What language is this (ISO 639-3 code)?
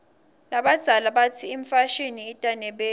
ssw